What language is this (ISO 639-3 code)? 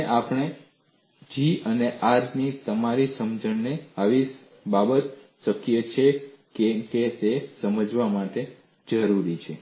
guj